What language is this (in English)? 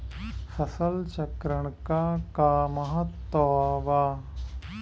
Bhojpuri